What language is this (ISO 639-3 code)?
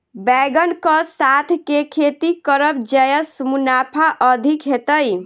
mai